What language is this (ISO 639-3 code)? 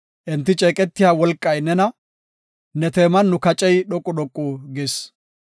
gof